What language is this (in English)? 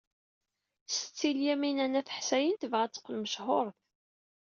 Kabyle